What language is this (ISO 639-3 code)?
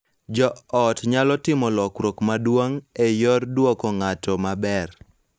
luo